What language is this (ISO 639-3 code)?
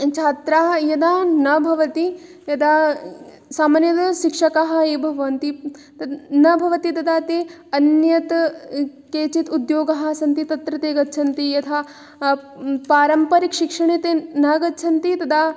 san